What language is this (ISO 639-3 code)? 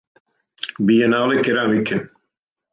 srp